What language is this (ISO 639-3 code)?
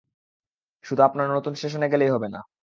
ben